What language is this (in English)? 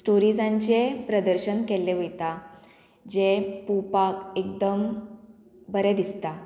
Konkani